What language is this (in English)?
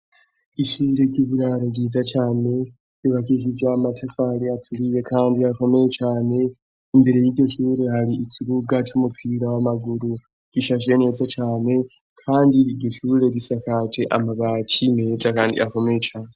Rundi